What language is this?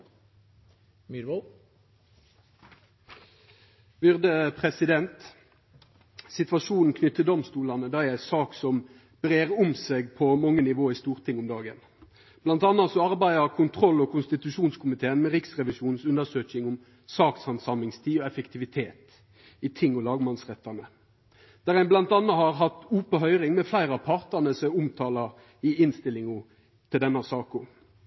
Norwegian Nynorsk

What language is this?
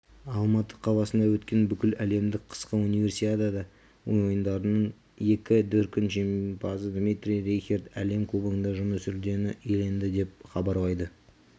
Kazakh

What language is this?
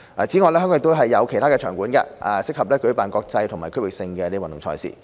Cantonese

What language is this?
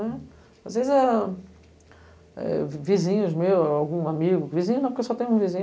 Portuguese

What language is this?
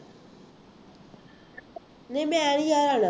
Punjabi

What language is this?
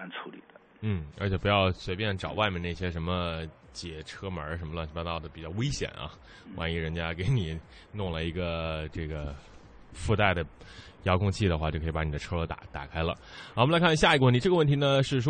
Chinese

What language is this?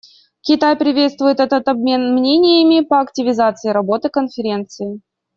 Russian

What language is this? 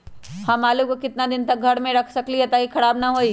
Magahi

